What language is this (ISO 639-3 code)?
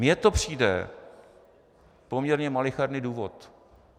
ces